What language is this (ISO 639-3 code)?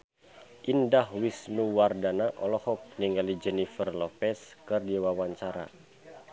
sun